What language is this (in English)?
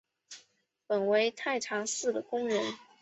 Chinese